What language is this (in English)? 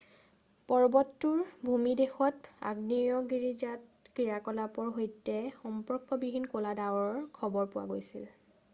Assamese